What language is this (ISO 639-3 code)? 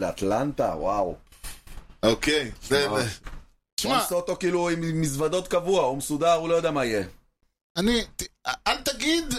heb